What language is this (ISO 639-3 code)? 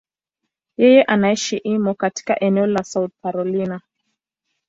swa